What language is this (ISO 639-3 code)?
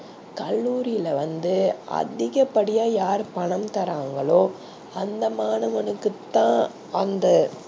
tam